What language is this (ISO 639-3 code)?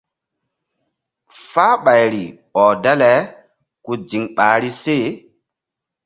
mdd